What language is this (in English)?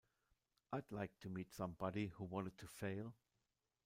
German